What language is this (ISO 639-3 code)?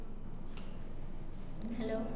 mal